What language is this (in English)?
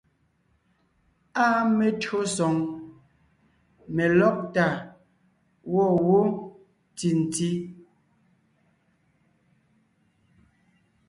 Ngiemboon